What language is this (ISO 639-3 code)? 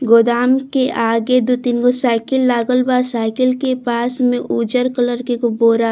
bho